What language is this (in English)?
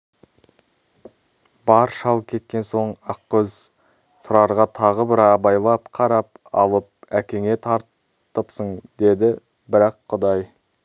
Kazakh